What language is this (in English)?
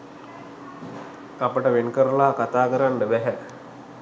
Sinhala